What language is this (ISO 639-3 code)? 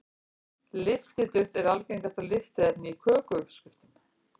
isl